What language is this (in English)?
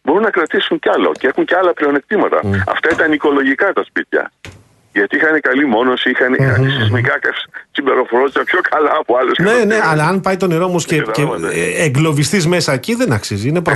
Greek